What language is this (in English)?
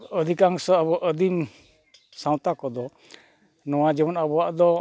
Santali